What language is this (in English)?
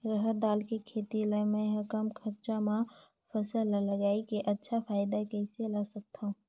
Chhattisgarhi